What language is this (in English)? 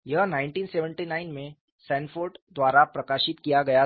Hindi